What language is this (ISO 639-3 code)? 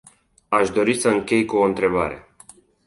ron